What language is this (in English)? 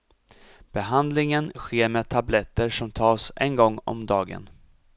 Swedish